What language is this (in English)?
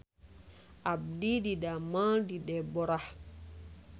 Sundanese